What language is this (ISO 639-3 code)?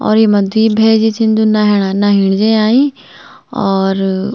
gbm